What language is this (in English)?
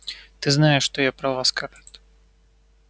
Russian